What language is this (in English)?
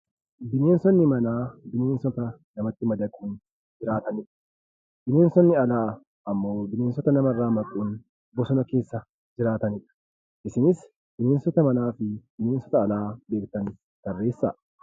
Oromo